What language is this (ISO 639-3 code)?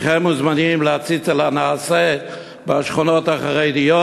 heb